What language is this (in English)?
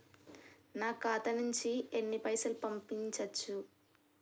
Telugu